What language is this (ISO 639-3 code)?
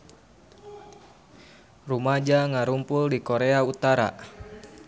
sun